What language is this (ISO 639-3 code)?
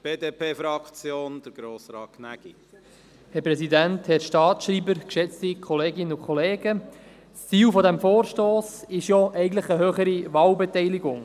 gsw